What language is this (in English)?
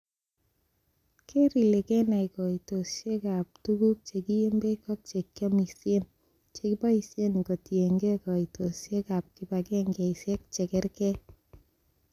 Kalenjin